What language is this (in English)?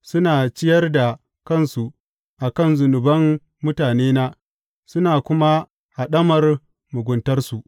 Hausa